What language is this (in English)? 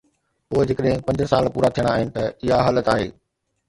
Sindhi